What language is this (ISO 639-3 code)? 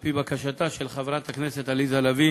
heb